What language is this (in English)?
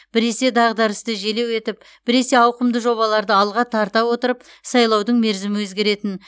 Kazakh